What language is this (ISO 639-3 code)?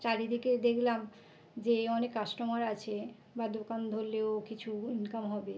ben